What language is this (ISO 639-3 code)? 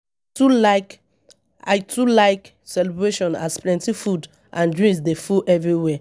pcm